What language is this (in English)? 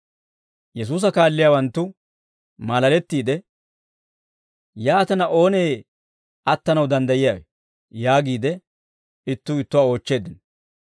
Dawro